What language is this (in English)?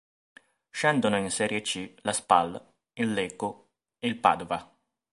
Italian